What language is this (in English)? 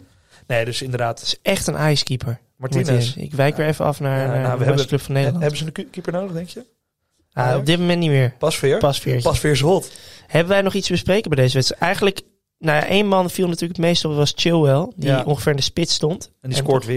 Dutch